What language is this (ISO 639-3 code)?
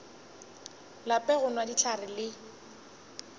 nso